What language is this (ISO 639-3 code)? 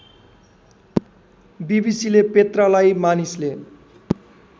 nep